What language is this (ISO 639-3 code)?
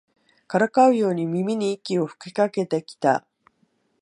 jpn